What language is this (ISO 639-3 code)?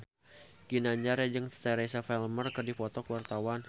sun